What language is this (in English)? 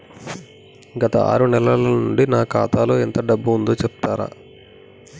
Telugu